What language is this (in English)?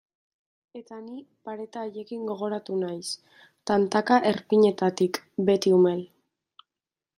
Basque